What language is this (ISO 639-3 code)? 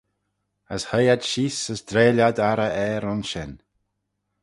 glv